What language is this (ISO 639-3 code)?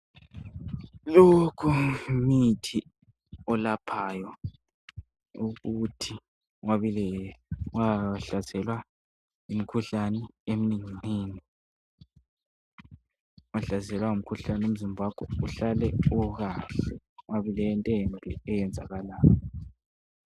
nde